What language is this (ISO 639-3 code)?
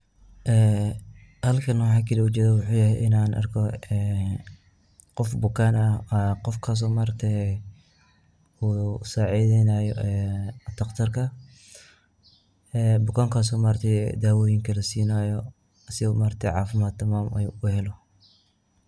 som